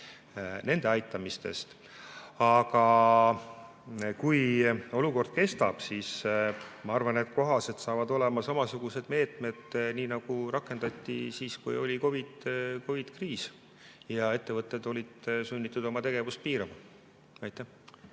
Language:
Estonian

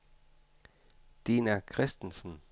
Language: Danish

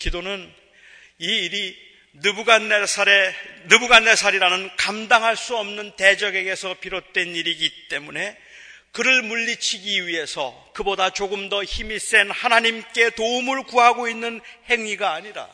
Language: Korean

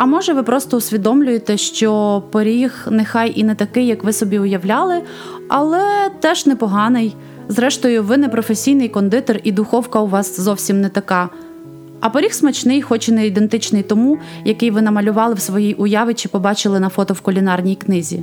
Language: Ukrainian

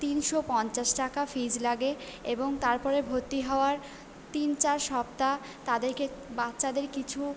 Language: Bangla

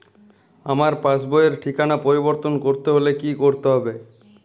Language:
Bangla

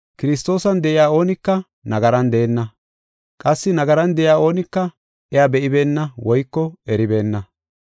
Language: Gofa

